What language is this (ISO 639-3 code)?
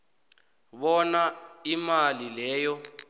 nbl